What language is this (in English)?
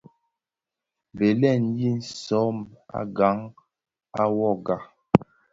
Bafia